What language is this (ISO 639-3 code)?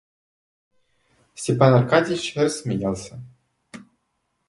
rus